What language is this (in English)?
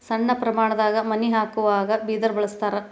Kannada